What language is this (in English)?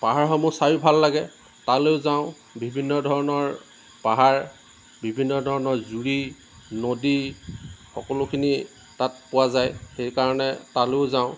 Assamese